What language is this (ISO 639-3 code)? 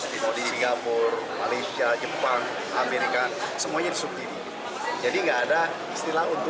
ind